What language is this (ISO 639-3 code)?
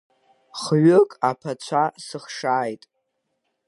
abk